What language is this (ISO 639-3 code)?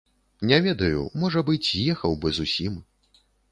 bel